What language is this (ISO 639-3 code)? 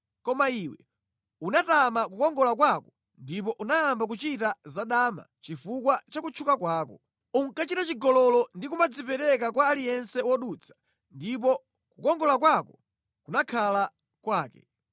nya